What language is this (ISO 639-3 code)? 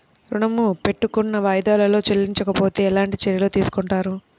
tel